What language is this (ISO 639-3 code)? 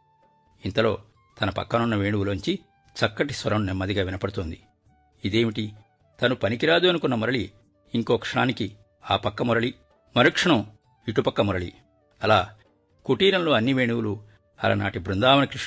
tel